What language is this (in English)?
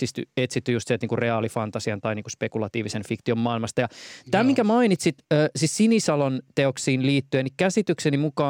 Finnish